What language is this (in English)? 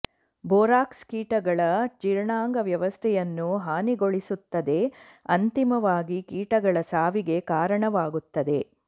Kannada